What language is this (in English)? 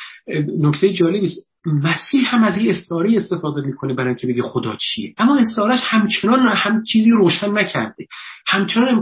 Persian